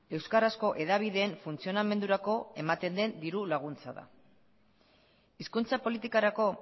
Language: Basque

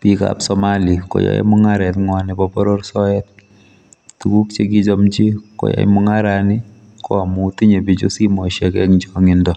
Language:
Kalenjin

